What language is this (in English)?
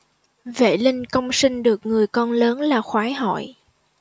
Vietnamese